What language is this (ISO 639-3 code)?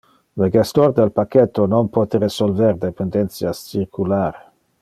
ina